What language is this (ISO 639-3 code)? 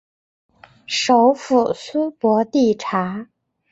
zho